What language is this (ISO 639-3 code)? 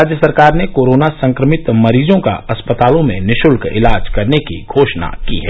hin